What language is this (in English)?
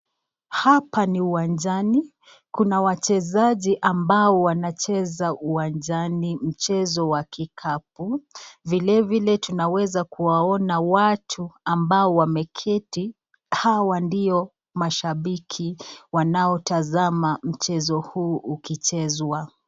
Swahili